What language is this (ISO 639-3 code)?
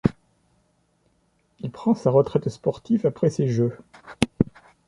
fra